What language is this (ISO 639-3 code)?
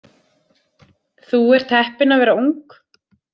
isl